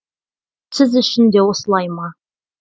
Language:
Kazakh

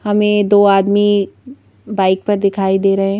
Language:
Hindi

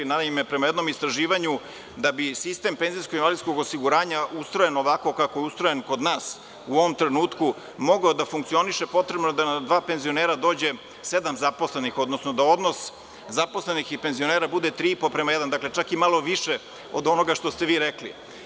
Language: Serbian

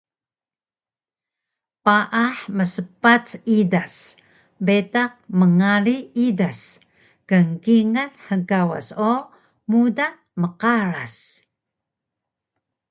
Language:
Taroko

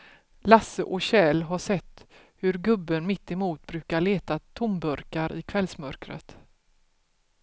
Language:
Swedish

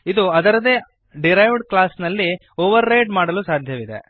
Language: Kannada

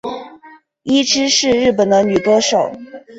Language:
Chinese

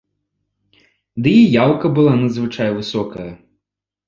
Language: Belarusian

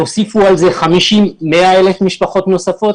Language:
Hebrew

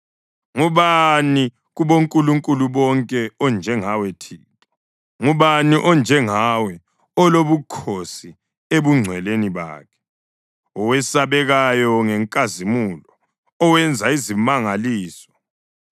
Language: North Ndebele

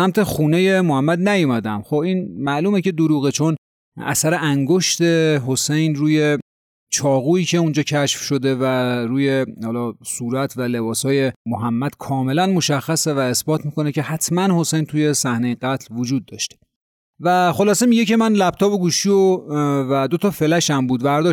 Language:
Persian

